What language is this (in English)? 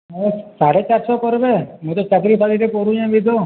Odia